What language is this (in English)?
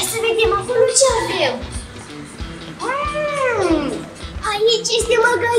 Romanian